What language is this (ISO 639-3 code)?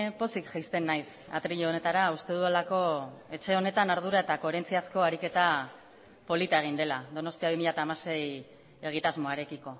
eus